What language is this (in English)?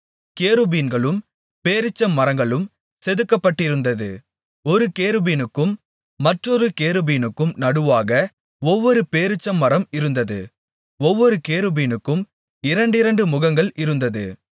Tamil